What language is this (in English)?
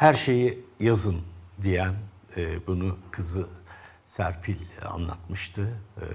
Turkish